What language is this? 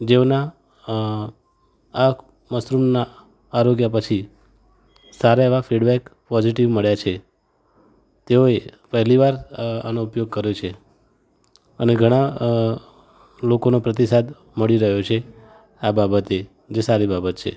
Gujarati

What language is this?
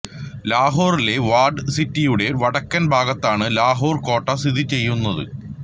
Malayalam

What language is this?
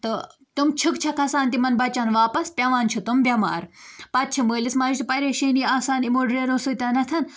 Kashmiri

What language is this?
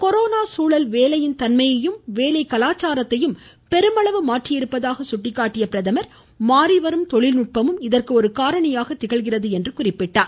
Tamil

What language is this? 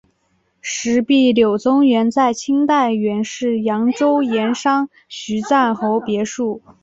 Chinese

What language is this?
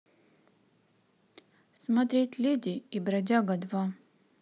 Russian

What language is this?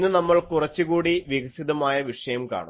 Malayalam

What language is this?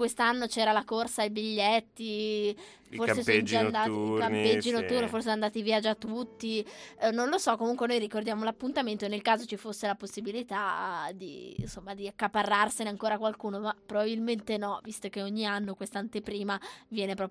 Italian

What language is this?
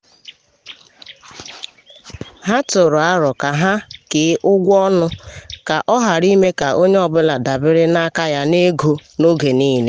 Igbo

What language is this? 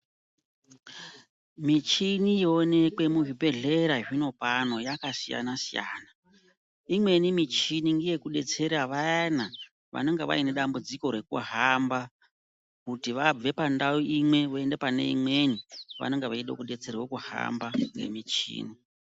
Ndau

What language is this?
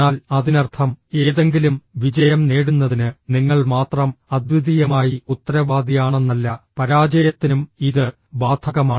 Malayalam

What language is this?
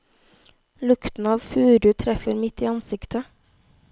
Norwegian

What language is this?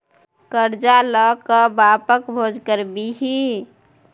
Maithili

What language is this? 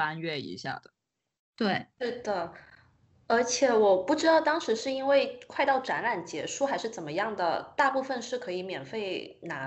Chinese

